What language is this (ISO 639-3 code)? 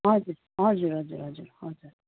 nep